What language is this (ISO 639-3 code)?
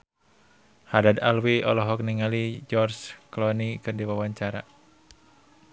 sun